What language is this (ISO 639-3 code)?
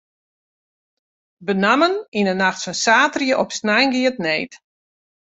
fry